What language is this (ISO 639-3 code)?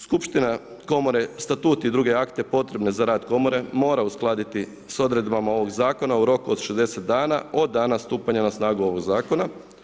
hrv